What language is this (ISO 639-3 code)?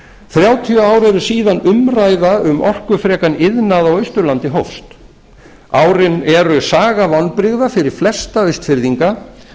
isl